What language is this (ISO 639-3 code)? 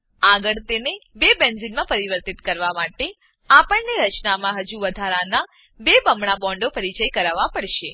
guj